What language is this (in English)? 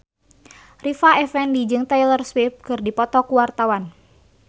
Sundanese